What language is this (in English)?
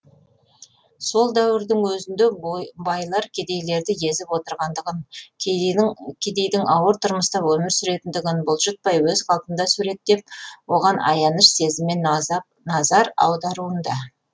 Kazakh